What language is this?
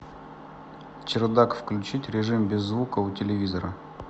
Russian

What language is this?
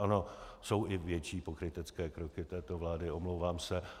Czech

